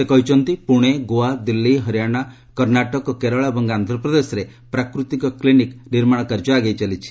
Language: Odia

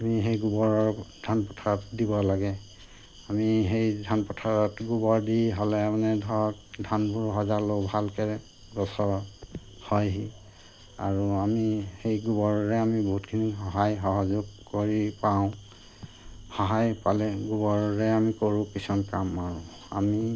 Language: Assamese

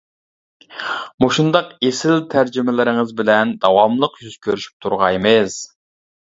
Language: Uyghur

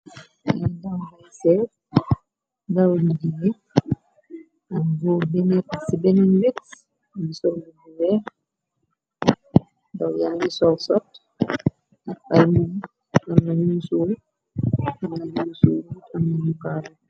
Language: Wolof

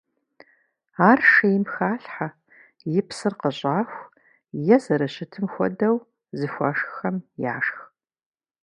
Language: Kabardian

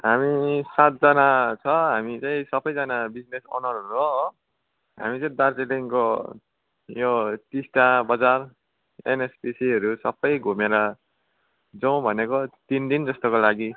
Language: Nepali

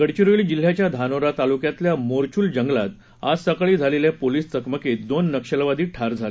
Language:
Marathi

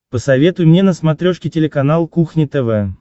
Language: Russian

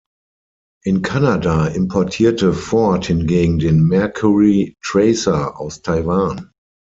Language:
German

